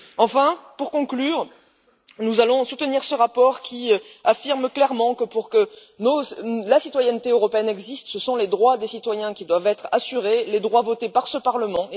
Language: French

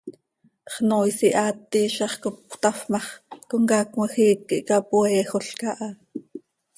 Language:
Seri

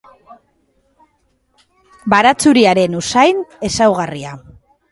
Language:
Basque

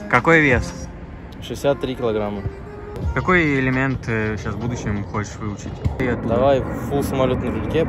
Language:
Russian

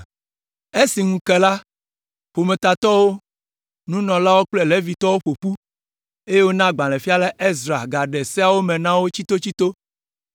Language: Ewe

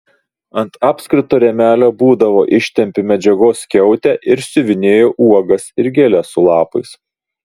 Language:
Lithuanian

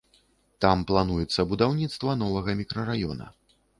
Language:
Belarusian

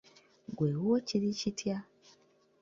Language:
Ganda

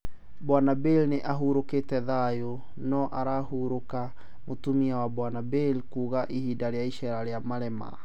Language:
Kikuyu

